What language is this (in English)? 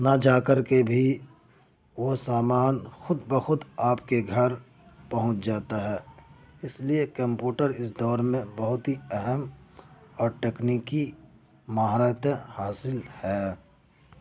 Urdu